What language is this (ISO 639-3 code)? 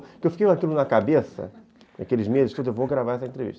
por